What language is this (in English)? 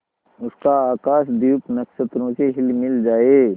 Hindi